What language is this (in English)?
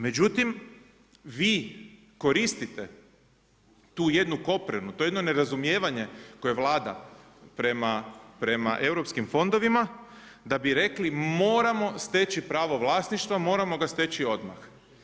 Croatian